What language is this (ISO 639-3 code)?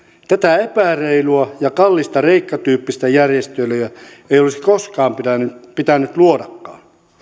fin